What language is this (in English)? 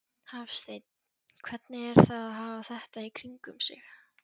Icelandic